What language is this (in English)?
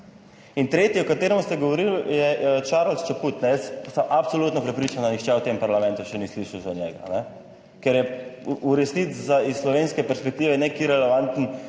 Slovenian